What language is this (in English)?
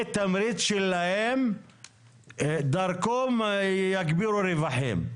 Hebrew